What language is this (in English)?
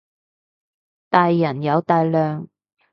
Cantonese